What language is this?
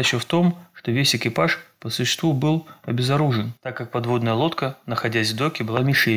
Russian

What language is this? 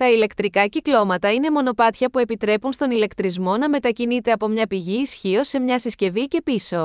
Greek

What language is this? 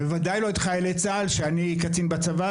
Hebrew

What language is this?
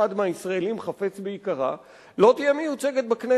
Hebrew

